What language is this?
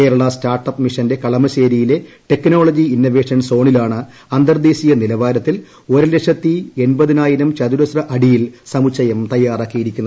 Malayalam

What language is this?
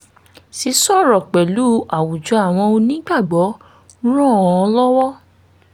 Yoruba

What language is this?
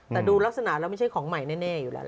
Thai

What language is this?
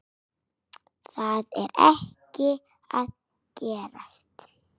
Icelandic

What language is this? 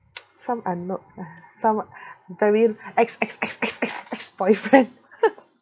English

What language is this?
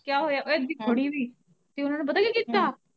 Punjabi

